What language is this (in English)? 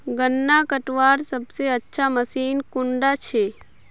Magahi